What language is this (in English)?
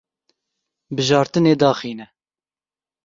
Kurdish